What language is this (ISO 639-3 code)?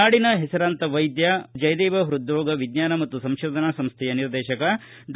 kan